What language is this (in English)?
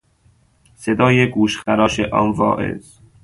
Persian